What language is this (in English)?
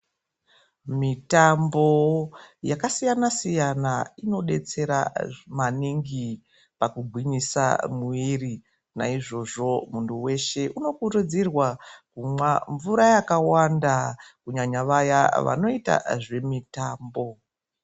Ndau